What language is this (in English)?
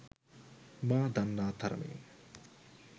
Sinhala